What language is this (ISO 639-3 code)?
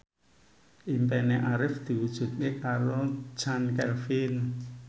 jav